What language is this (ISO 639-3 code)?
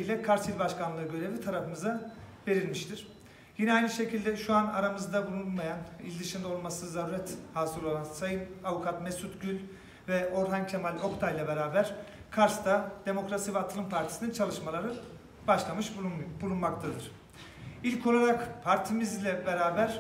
tur